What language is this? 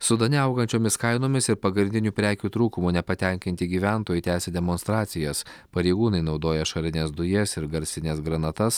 Lithuanian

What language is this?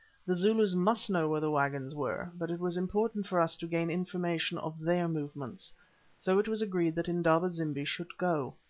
English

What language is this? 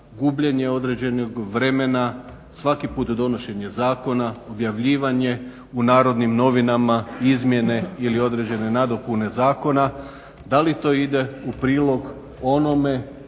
Croatian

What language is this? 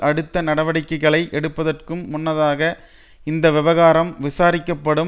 Tamil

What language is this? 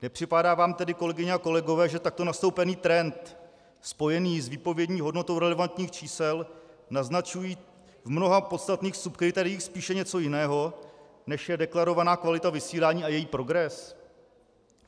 Czech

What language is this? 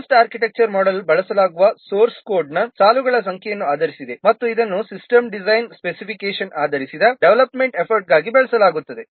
Kannada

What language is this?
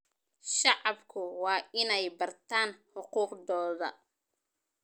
Somali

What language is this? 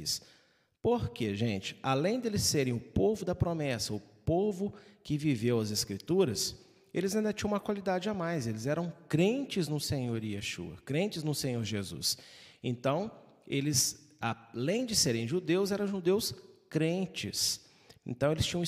Portuguese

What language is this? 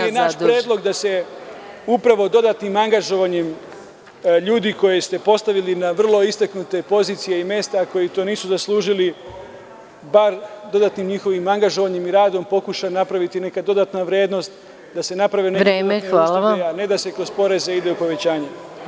Serbian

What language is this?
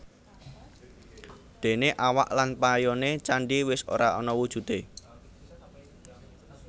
Javanese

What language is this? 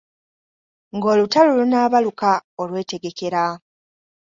Ganda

